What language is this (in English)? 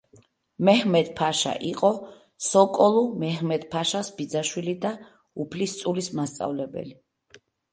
Georgian